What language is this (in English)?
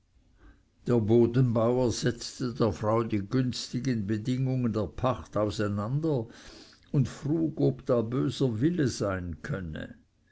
German